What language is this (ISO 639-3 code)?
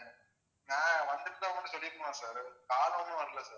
tam